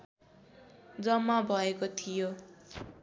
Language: Nepali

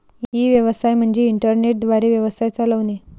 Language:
Marathi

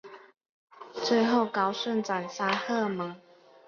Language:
Chinese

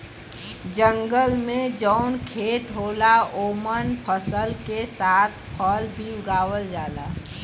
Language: Bhojpuri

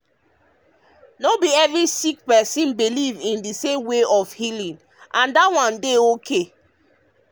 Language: Nigerian Pidgin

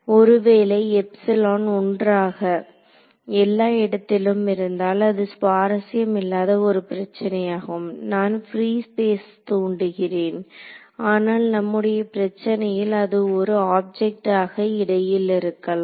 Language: Tamil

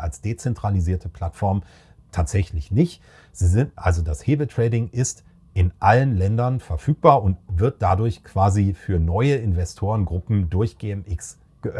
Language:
German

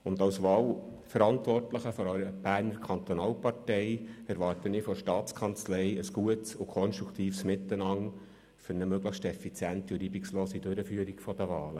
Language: Swiss German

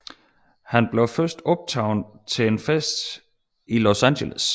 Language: Danish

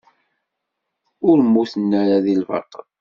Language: Kabyle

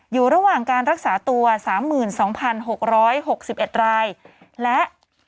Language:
Thai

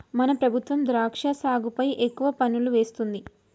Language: Telugu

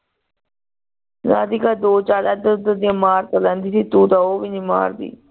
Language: Punjabi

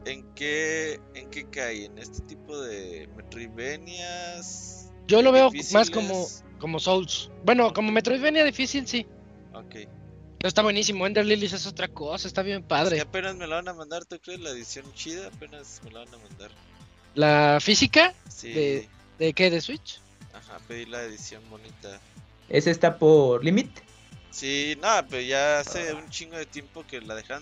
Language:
Spanish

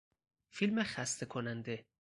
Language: Persian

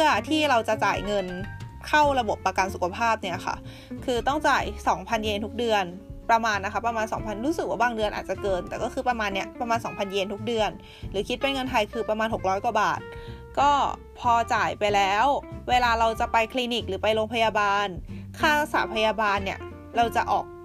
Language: Thai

